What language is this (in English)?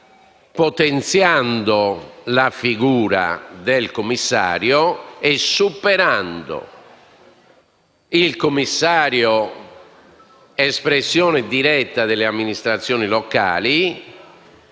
Italian